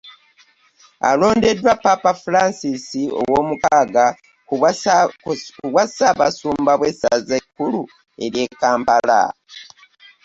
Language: Ganda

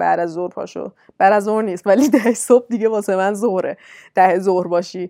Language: Persian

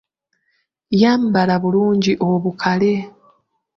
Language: Ganda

